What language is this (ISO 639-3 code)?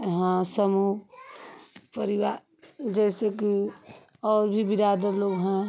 hin